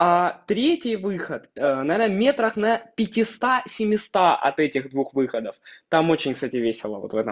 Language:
Russian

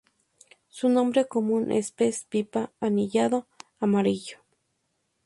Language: Spanish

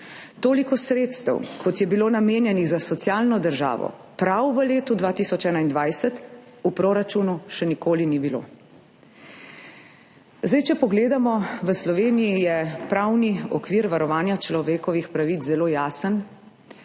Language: Slovenian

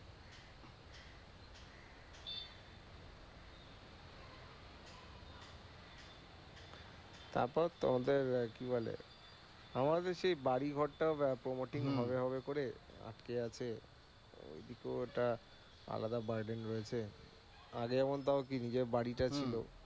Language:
Bangla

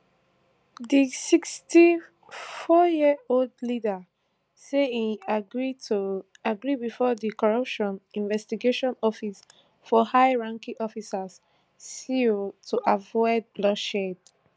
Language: Nigerian Pidgin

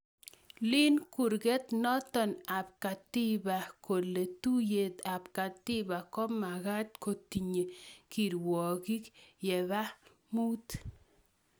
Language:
Kalenjin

